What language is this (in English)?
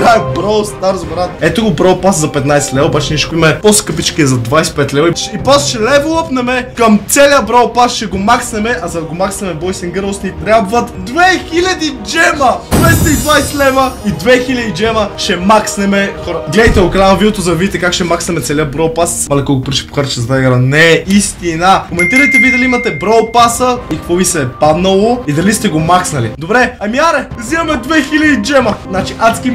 Bulgarian